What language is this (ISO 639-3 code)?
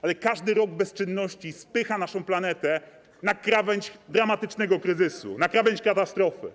pol